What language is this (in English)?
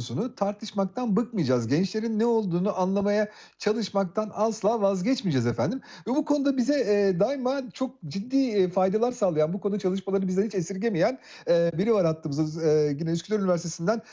Turkish